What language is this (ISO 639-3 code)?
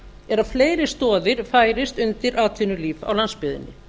isl